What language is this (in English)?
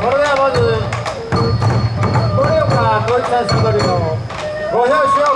Japanese